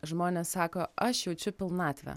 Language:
Lithuanian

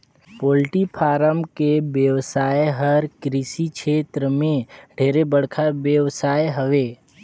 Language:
Chhattisgarhi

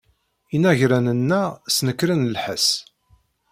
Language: Kabyle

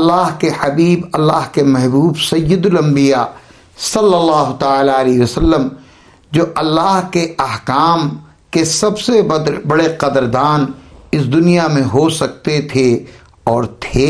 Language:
Urdu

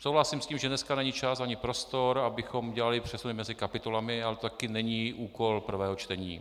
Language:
Czech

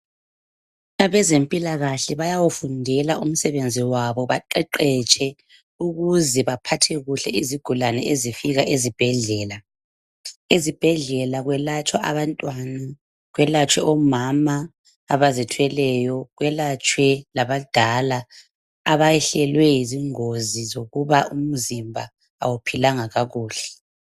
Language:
North Ndebele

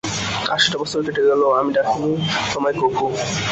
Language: Bangla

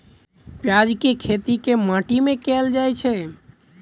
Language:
Maithili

